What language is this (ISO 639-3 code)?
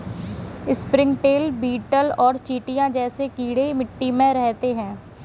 hin